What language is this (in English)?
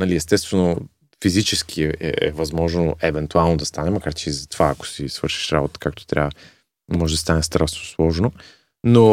Bulgarian